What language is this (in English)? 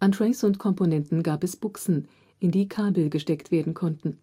German